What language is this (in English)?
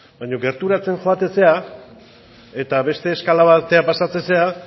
Basque